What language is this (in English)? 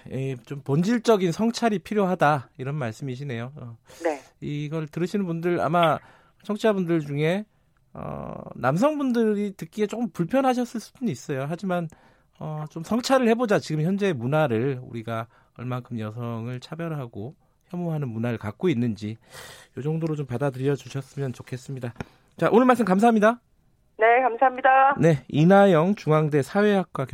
Korean